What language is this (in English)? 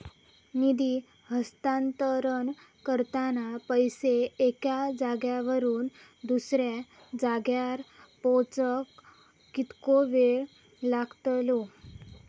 Marathi